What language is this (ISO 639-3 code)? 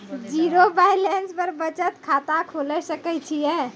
mai